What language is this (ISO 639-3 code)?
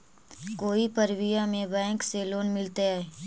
mag